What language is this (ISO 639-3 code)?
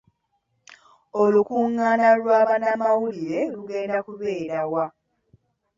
lug